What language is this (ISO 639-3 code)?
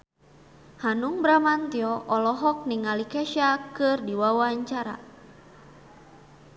sun